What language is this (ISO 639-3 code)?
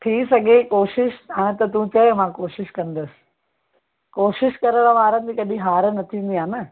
snd